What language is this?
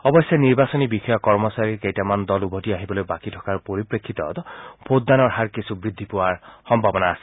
Assamese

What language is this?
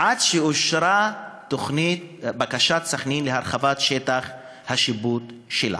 Hebrew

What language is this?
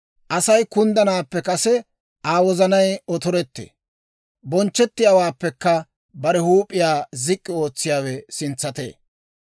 Dawro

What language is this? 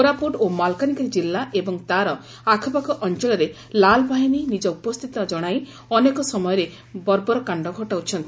Odia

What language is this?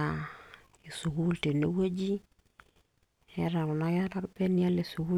Masai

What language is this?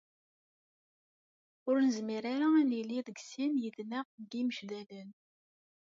Kabyle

